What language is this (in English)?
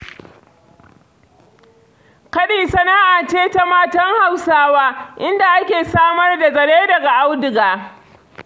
Hausa